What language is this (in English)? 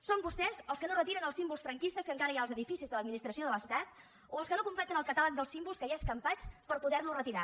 Catalan